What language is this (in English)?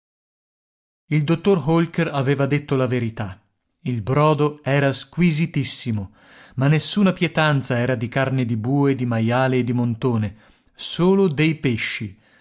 Italian